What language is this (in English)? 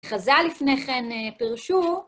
Hebrew